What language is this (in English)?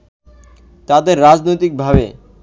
Bangla